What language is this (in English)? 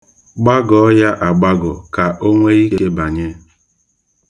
Igbo